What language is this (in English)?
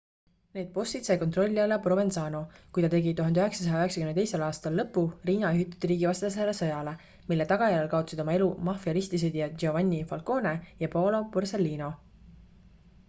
Estonian